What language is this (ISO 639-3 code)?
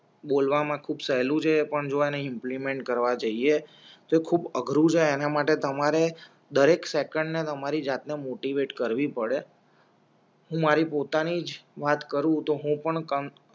guj